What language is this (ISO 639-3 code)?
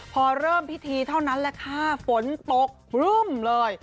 tha